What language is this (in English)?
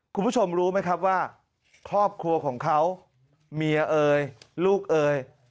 Thai